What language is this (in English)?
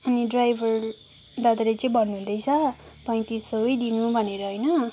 Nepali